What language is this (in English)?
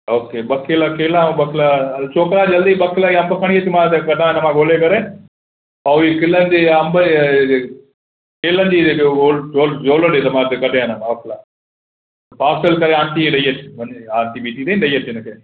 Sindhi